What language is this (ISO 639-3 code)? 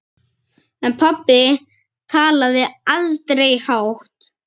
isl